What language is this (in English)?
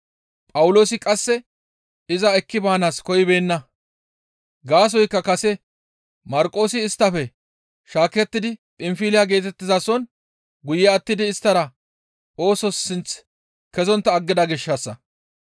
Gamo